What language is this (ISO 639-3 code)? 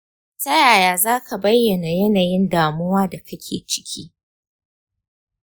hau